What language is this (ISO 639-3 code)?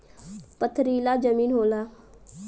bho